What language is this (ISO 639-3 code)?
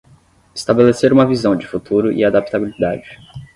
por